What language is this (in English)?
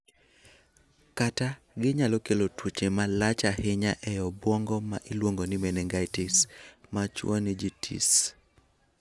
Luo (Kenya and Tanzania)